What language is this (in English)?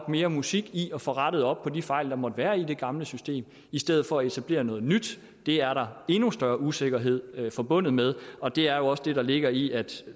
Danish